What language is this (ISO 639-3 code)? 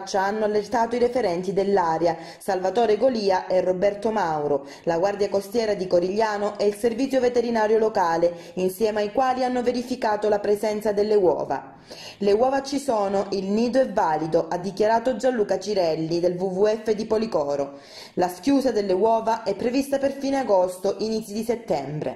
ita